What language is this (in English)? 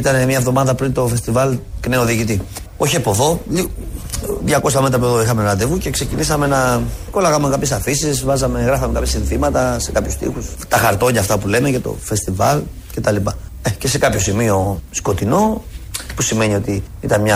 Greek